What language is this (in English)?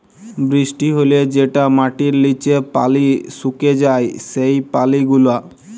Bangla